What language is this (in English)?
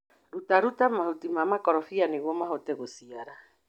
Kikuyu